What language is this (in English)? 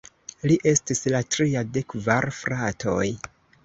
Esperanto